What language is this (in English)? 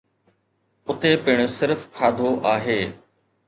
Sindhi